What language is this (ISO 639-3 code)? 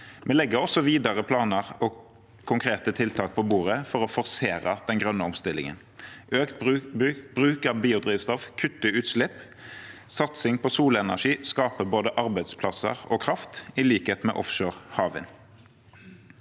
nor